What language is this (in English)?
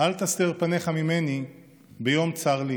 Hebrew